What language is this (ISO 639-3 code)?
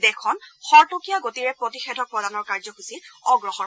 asm